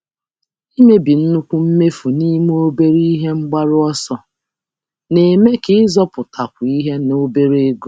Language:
Igbo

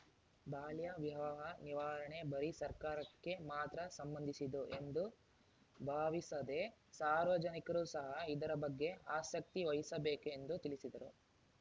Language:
Kannada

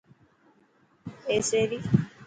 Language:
Dhatki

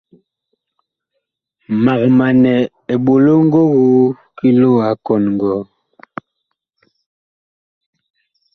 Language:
Bakoko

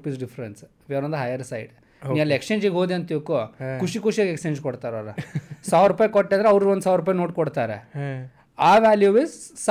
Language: Kannada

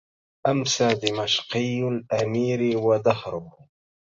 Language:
Arabic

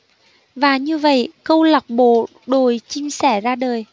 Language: Vietnamese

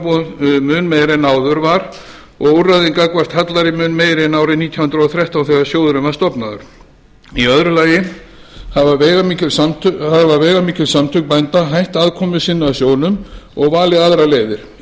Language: Icelandic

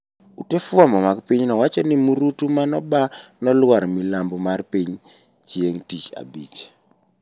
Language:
Luo (Kenya and Tanzania)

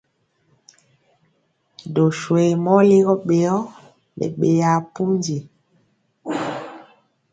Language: Mpiemo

